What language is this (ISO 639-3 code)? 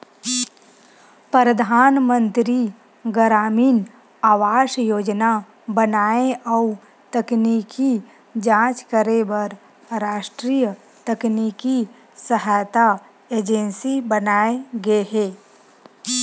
hne